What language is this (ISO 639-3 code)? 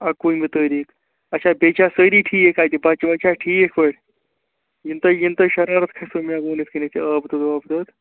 kas